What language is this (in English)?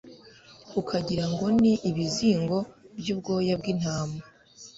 Kinyarwanda